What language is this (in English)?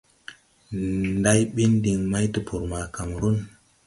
Tupuri